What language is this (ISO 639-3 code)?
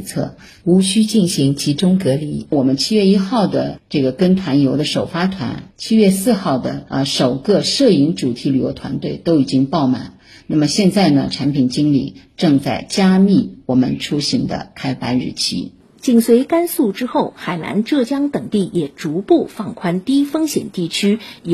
zho